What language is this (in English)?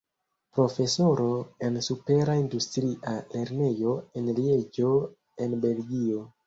Esperanto